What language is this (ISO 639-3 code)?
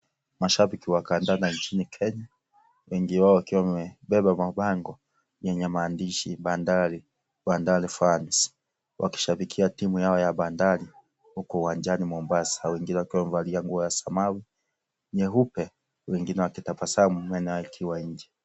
swa